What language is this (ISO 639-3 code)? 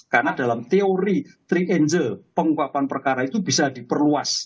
ind